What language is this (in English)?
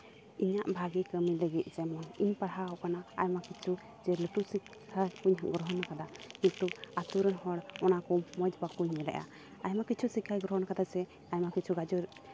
Santali